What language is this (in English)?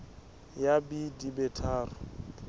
Southern Sotho